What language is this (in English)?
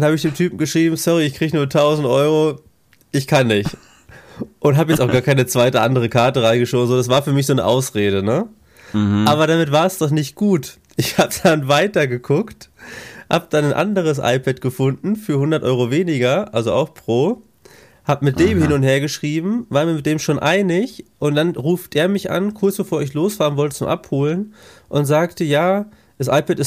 German